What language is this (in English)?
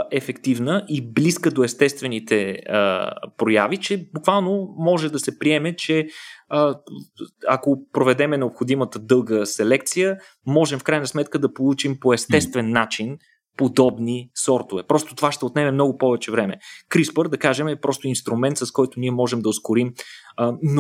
Bulgarian